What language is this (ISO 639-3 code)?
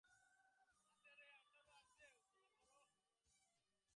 ben